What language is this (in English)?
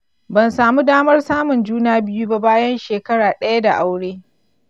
Hausa